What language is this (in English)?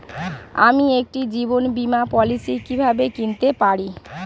Bangla